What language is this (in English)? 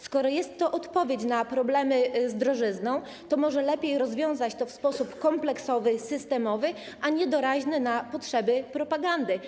Polish